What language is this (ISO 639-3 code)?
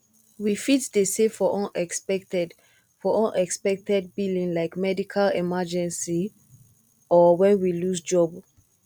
pcm